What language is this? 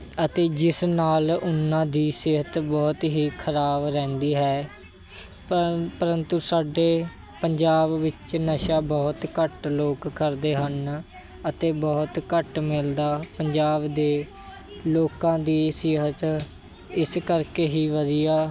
Punjabi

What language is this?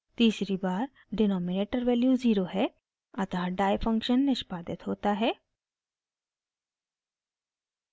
Hindi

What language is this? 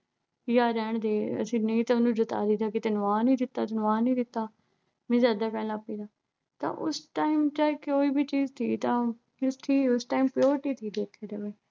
Punjabi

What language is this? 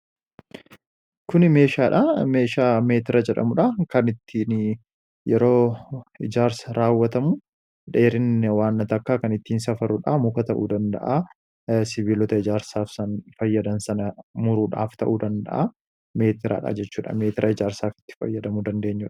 Oromo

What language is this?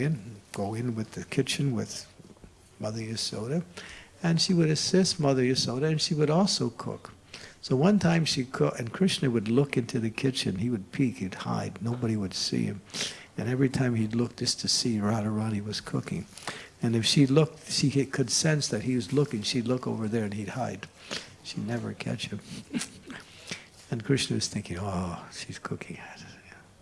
English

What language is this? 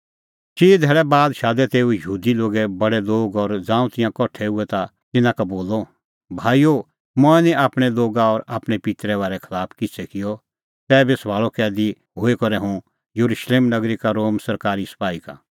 Kullu Pahari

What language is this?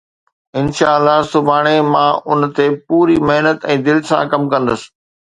Sindhi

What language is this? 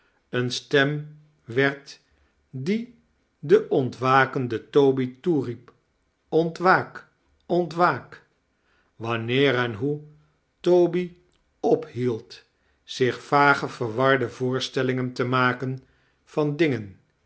Dutch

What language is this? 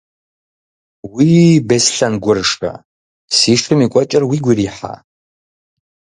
Kabardian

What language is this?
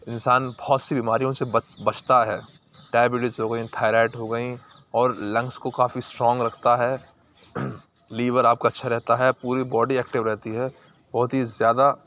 Urdu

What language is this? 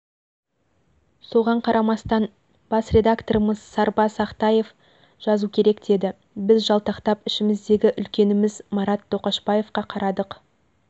Kazakh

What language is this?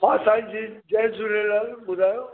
Sindhi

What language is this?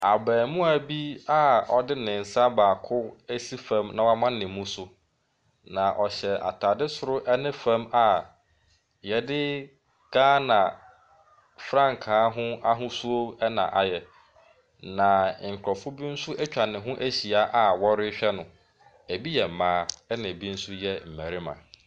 Akan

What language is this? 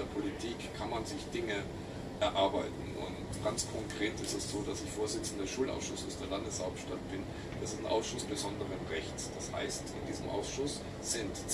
German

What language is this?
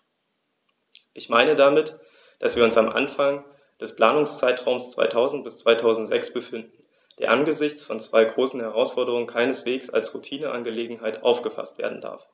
German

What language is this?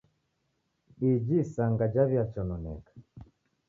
Taita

